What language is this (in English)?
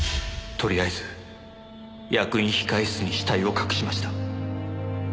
Japanese